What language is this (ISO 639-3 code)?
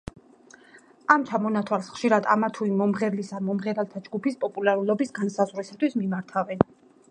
kat